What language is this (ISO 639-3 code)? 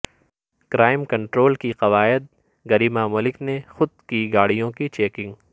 urd